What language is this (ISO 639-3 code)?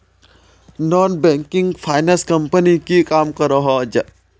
mag